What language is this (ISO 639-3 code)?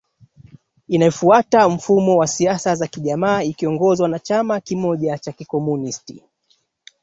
swa